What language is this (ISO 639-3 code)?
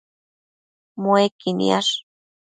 mcf